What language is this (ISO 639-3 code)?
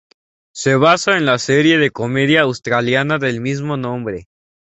spa